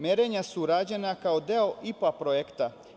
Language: Serbian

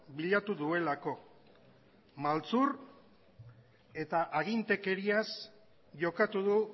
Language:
Basque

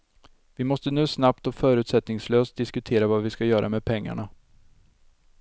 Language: Swedish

